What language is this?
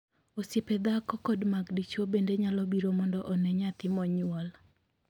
Luo (Kenya and Tanzania)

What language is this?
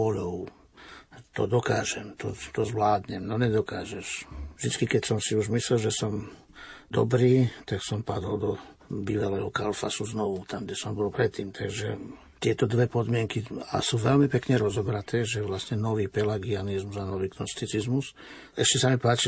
Slovak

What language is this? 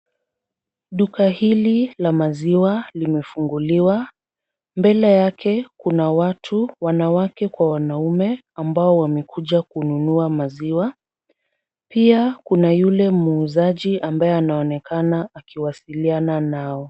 Swahili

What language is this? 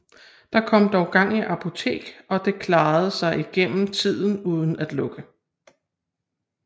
Danish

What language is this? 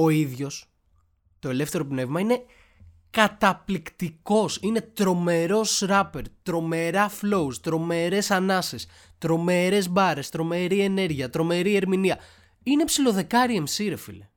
Greek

